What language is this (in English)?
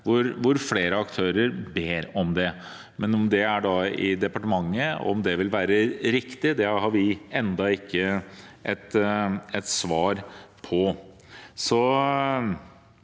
Norwegian